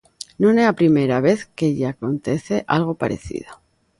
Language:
Galician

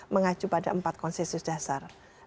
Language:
Indonesian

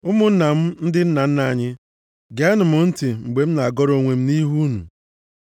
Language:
Igbo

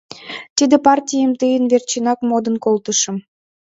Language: Mari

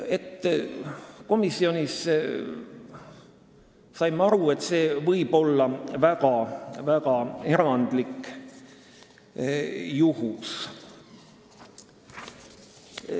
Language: Estonian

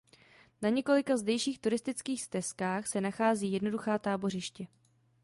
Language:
Czech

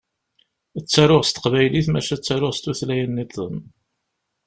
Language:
Kabyle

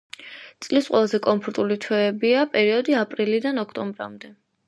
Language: Georgian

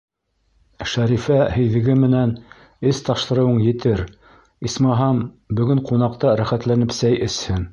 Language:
Bashkir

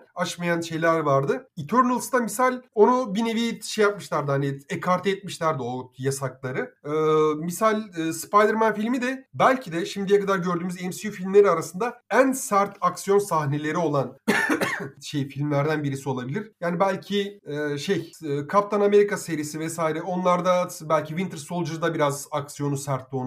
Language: Turkish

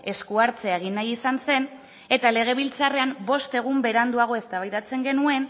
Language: Basque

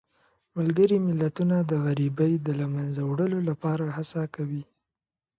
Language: Pashto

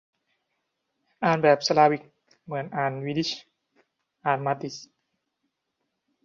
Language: Thai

